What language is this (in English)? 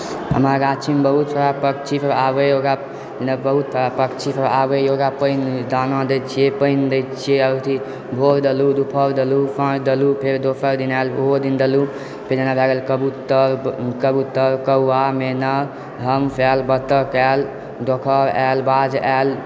Maithili